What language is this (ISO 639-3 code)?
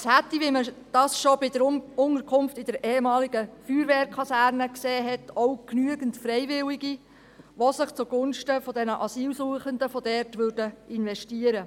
gsw